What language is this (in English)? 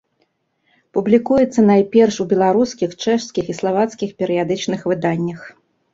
Belarusian